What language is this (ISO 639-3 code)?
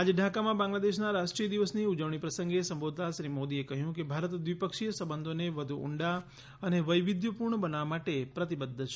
guj